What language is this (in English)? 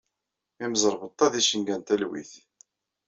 Kabyle